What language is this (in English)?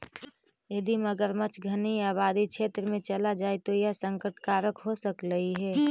Magahi